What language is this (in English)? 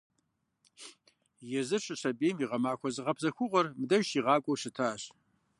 Kabardian